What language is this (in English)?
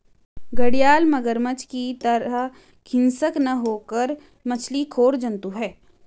Hindi